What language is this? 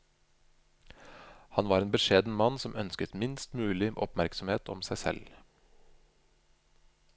Norwegian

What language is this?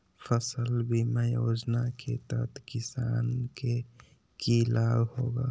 Magahi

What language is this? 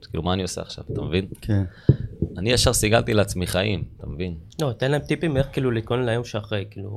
Hebrew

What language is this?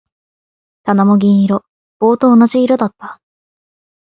Japanese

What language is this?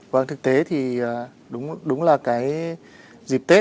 Vietnamese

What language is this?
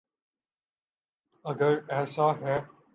Urdu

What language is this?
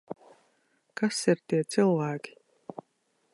Latvian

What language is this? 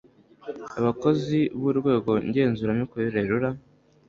Kinyarwanda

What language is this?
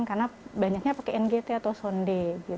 Indonesian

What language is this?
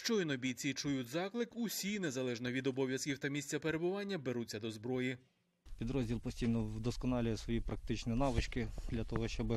Ukrainian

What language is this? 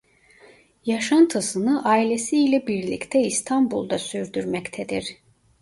Turkish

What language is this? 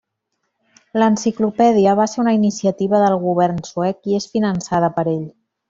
Catalan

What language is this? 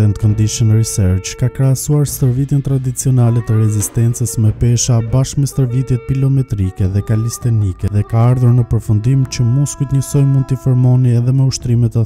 Romanian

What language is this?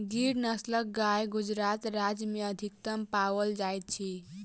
Maithili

